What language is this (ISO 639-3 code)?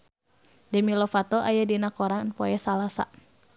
sun